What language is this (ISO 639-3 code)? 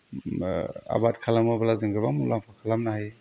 brx